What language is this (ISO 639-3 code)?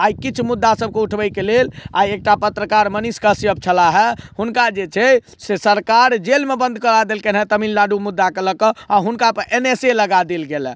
mai